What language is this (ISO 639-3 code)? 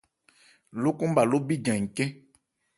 ebr